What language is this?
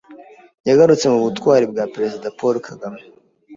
Kinyarwanda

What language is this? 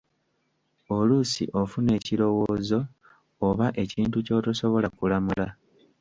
Ganda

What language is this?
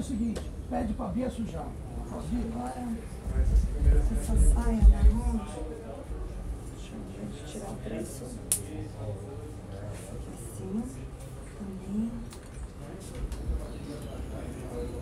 Portuguese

